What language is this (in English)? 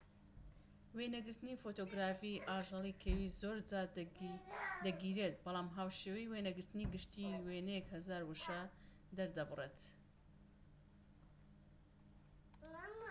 Central Kurdish